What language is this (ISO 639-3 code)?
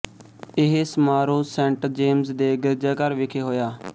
pan